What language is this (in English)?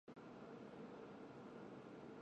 Chinese